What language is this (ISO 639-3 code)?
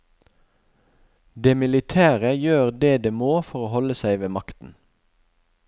nor